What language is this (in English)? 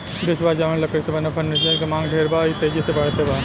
Bhojpuri